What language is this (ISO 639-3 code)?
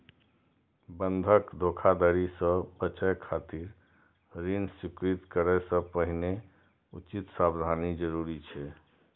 mai